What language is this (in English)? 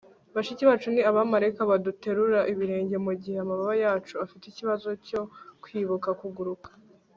Kinyarwanda